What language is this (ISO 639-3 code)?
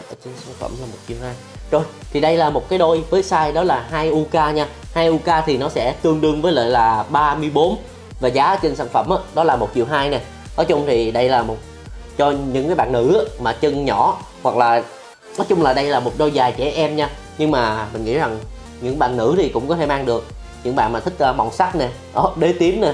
vie